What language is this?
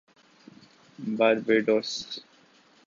Urdu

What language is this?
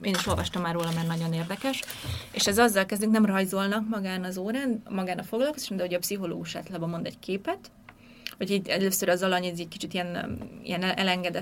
Hungarian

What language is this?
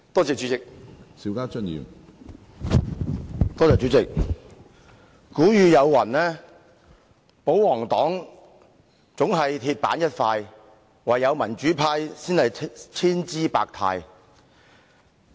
Cantonese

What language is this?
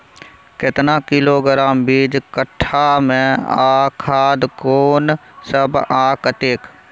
Maithili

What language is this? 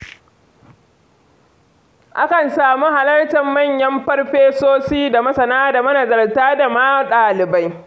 Hausa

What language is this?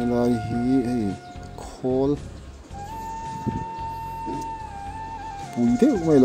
Thai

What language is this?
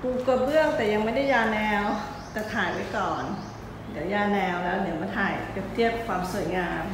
Thai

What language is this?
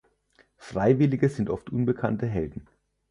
German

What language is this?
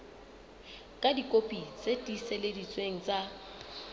Southern Sotho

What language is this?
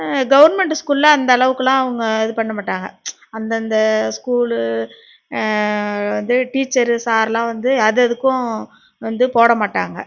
Tamil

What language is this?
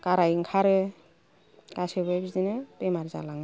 Bodo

